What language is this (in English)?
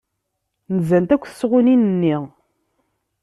Kabyle